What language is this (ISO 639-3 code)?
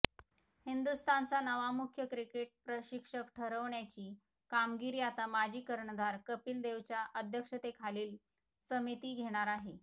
mar